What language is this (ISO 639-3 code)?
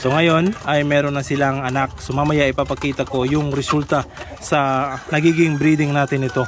fil